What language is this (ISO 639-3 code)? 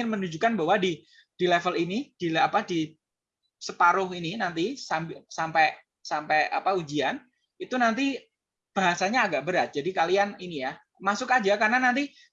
ind